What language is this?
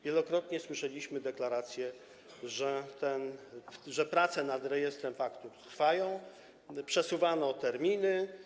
Polish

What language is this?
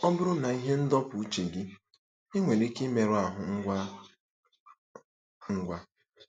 Igbo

